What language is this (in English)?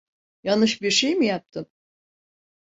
Turkish